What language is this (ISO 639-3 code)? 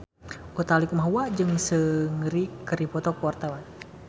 sun